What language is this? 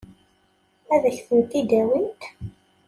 Kabyle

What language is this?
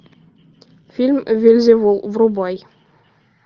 Russian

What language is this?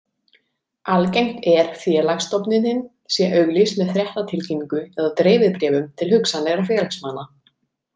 Icelandic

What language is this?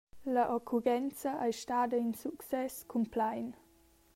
Romansh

